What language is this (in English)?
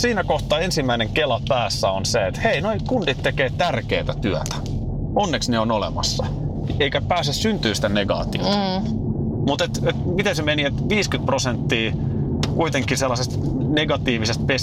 Finnish